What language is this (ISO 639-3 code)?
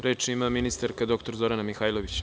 srp